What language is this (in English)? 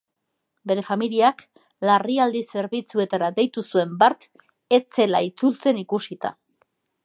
Basque